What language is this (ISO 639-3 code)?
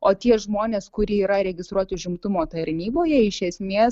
lit